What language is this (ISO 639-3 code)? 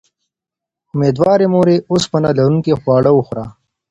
pus